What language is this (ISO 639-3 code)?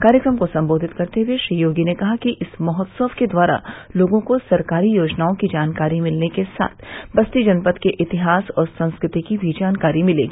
hin